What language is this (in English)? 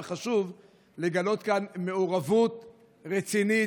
Hebrew